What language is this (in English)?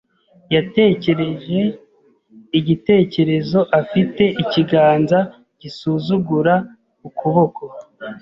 Kinyarwanda